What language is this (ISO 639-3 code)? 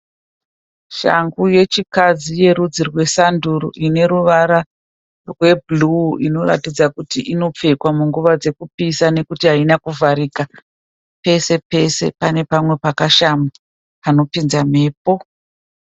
sna